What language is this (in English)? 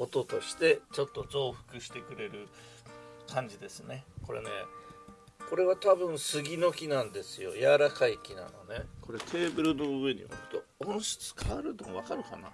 Japanese